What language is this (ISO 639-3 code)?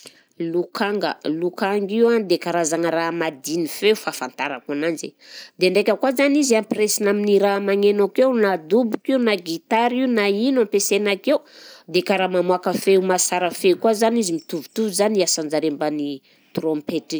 bzc